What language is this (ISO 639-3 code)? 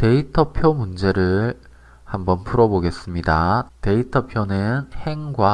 kor